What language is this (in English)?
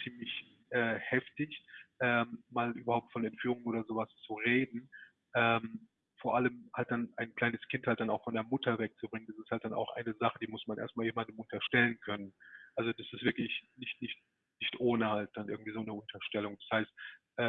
German